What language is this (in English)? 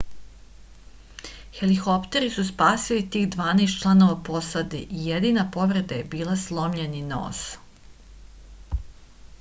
Serbian